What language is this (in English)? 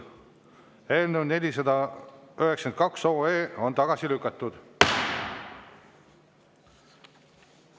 Estonian